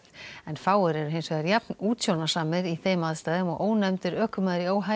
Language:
Icelandic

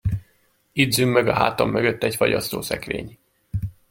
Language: Hungarian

